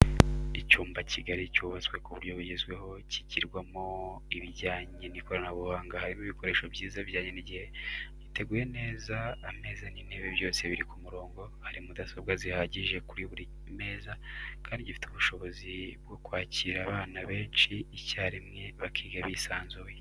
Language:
Kinyarwanda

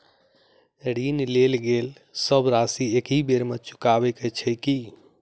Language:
Maithili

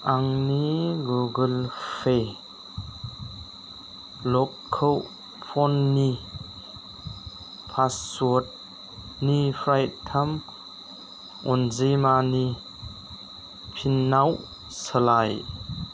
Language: Bodo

